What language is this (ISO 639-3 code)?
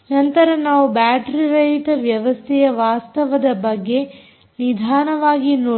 kan